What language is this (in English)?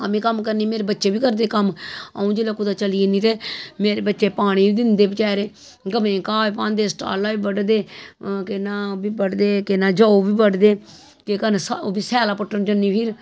Dogri